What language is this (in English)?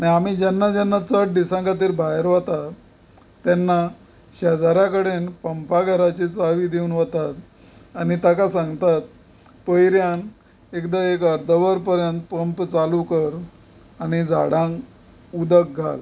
Konkani